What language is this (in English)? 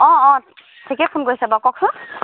Assamese